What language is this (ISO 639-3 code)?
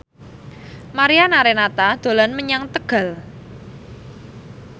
jav